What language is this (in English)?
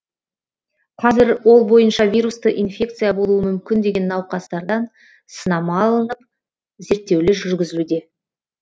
Kazakh